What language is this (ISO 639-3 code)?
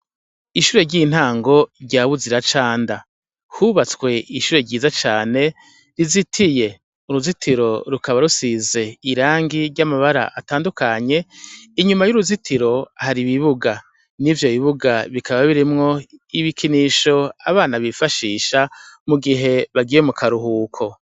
run